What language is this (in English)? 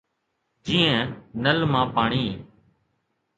Sindhi